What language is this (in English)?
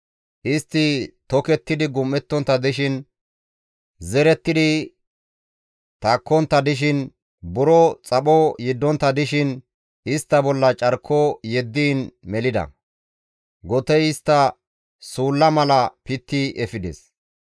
Gamo